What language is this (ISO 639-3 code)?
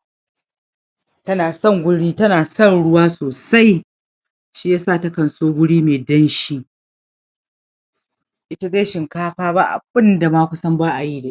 hau